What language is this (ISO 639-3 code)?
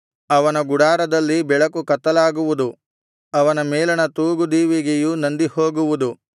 kan